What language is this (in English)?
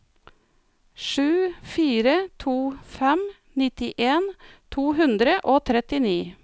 Norwegian